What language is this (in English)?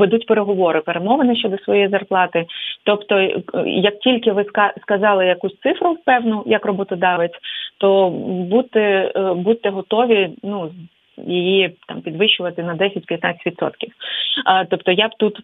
Ukrainian